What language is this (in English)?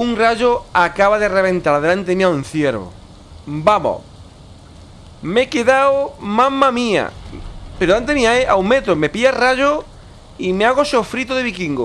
Spanish